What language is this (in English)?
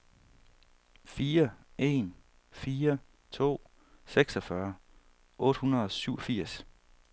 Danish